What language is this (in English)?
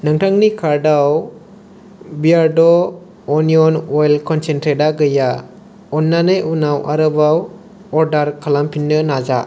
Bodo